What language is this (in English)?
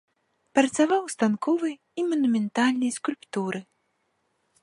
Belarusian